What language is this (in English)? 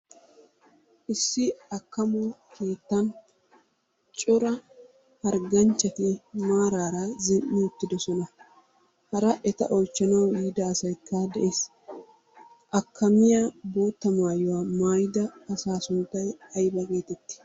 Wolaytta